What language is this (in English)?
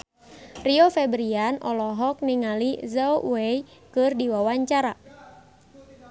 Sundanese